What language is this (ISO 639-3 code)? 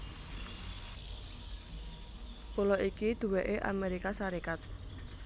jav